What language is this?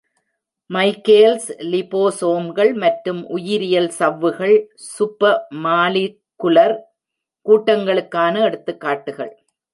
Tamil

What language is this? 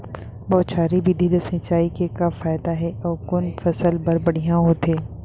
Chhattisgarhi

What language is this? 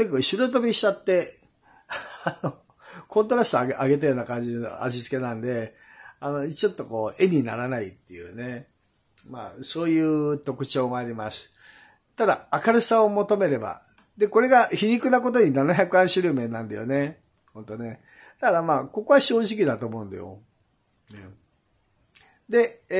Japanese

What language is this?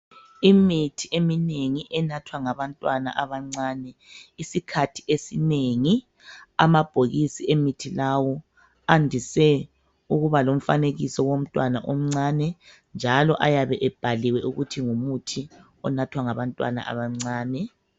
North Ndebele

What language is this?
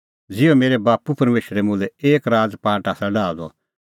Kullu Pahari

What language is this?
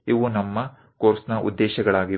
Kannada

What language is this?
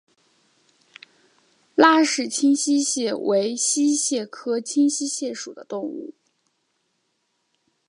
Chinese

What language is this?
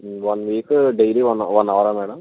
Telugu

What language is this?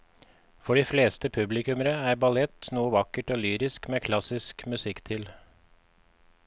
Norwegian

